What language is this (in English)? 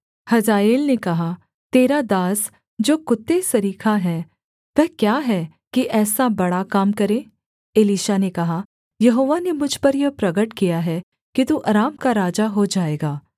Hindi